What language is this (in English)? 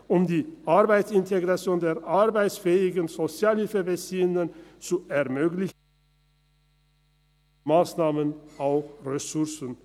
Swiss German